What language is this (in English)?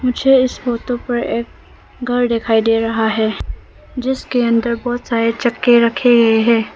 Hindi